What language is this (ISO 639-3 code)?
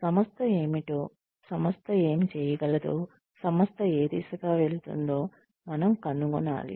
tel